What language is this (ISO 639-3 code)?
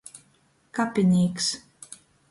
ltg